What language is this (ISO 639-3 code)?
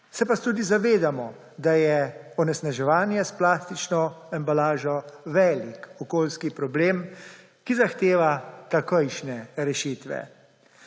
slv